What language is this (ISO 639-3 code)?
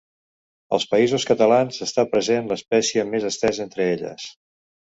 cat